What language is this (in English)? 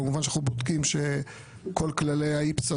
Hebrew